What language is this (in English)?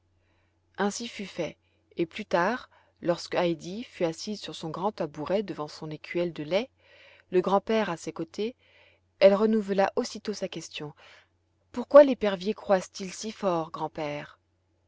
French